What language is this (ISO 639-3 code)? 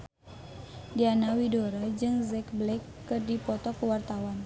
sun